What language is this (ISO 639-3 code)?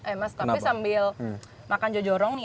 ind